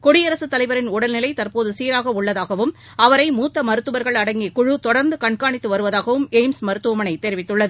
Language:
Tamil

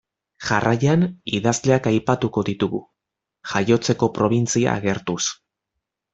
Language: Basque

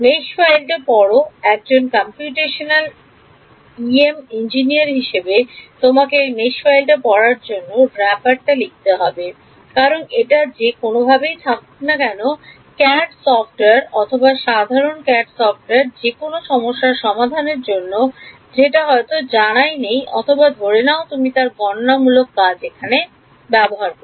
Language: Bangla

